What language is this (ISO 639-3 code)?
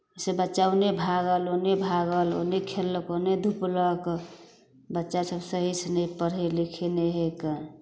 mai